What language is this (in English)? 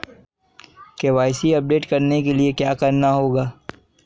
Hindi